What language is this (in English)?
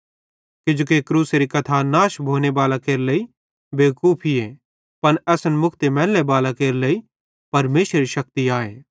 Bhadrawahi